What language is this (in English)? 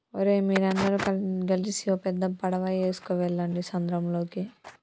Telugu